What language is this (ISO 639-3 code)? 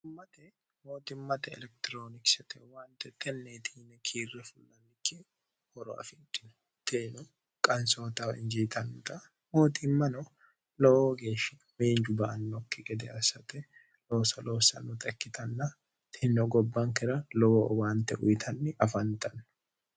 sid